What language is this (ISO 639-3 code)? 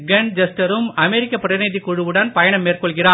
tam